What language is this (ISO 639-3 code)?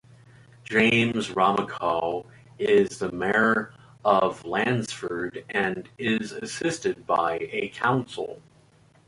eng